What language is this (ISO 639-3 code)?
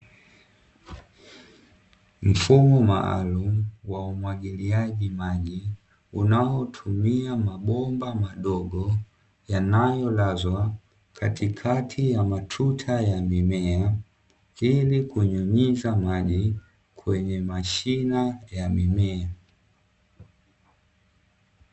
swa